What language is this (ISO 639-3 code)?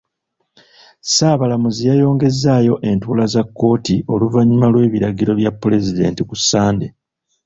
lug